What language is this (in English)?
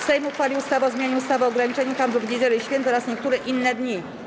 Polish